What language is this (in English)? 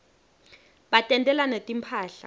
Swati